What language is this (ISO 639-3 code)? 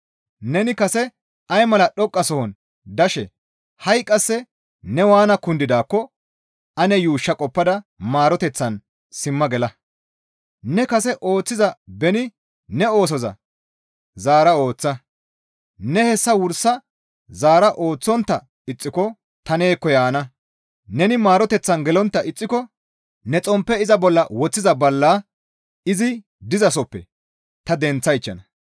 gmv